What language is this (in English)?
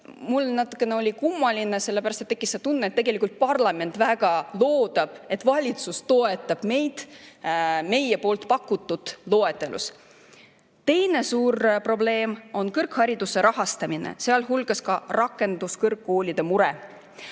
Estonian